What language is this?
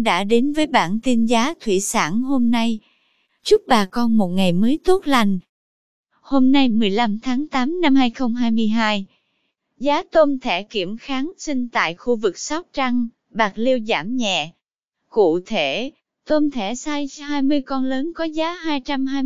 Vietnamese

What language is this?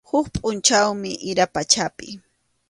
Arequipa-La Unión Quechua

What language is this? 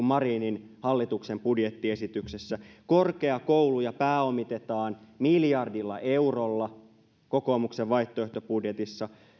Finnish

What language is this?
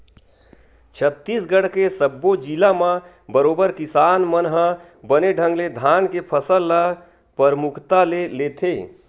Chhattisgarhi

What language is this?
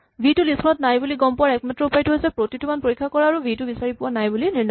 Assamese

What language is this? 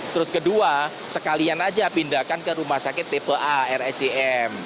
Indonesian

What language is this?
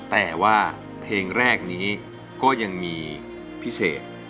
Thai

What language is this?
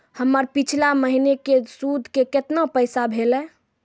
Maithili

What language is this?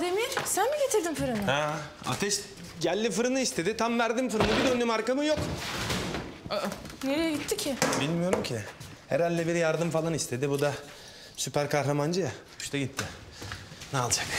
Turkish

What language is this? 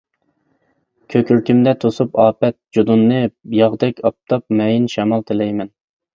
Uyghur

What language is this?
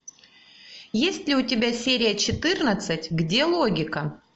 Russian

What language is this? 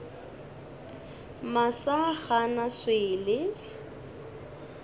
Northern Sotho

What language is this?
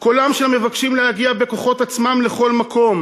Hebrew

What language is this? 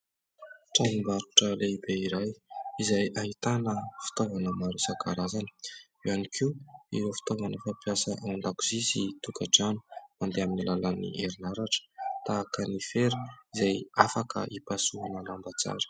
Malagasy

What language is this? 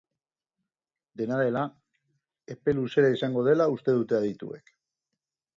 Basque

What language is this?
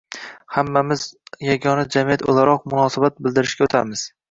Uzbek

